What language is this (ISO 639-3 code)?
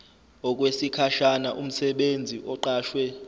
zul